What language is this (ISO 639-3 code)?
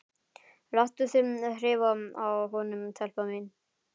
isl